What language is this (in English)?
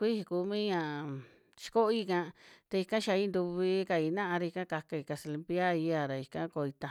Western Juxtlahuaca Mixtec